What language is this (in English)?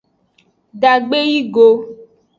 Aja (Benin)